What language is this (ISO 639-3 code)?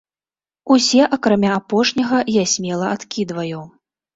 bel